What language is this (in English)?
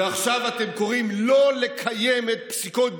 Hebrew